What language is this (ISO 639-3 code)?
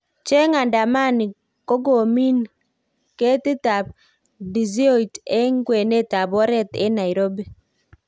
kln